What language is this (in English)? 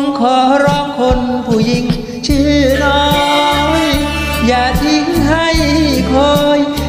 Thai